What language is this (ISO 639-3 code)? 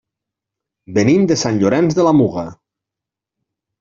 cat